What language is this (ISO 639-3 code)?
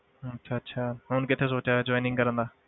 pan